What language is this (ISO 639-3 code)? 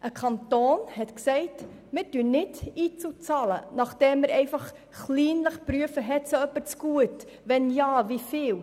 gsw